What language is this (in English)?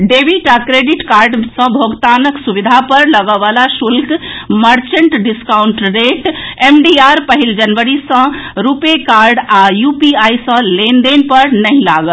Maithili